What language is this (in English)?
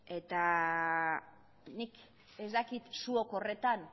Basque